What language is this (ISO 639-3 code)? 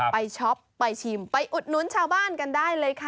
tha